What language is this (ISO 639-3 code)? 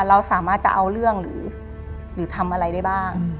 tha